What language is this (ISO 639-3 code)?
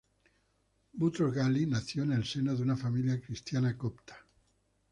spa